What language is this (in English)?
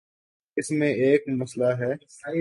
Urdu